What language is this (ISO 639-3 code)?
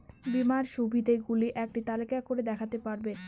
ben